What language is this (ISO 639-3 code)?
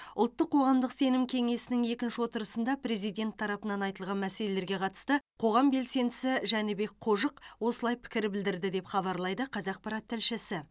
kaz